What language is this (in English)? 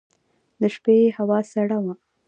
Pashto